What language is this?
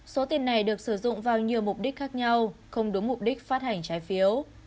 Vietnamese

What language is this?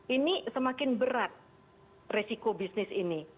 Indonesian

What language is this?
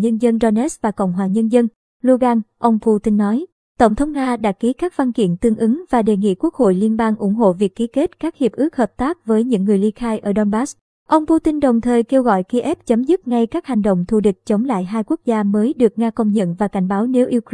Vietnamese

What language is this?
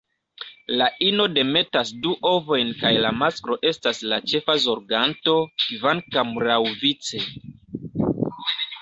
Esperanto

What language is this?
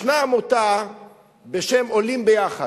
Hebrew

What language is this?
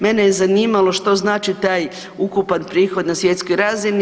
Croatian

